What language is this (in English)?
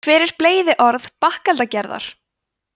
Icelandic